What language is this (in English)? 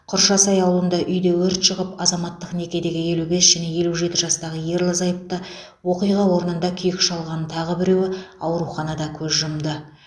Kazakh